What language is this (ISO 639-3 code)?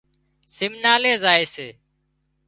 kxp